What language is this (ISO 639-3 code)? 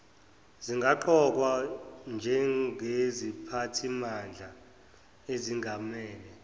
zul